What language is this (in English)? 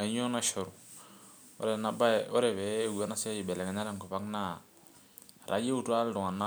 Masai